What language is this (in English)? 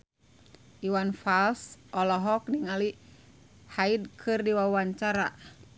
Sundanese